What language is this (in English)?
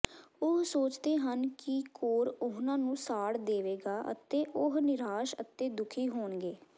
Punjabi